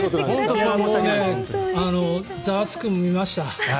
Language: Japanese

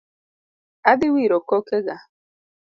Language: Luo (Kenya and Tanzania)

